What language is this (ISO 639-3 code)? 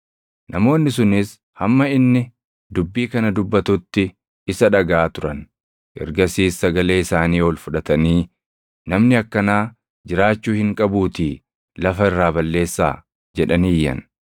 orm